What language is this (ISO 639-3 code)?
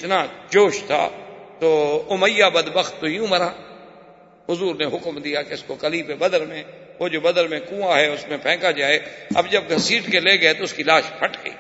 urd